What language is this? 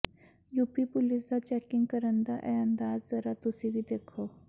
Punjabi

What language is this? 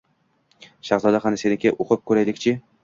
Uzbek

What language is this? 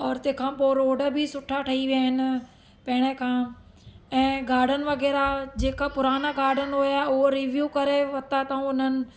Sindhi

